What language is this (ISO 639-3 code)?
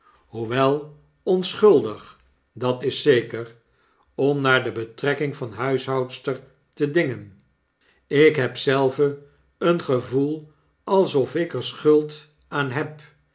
nld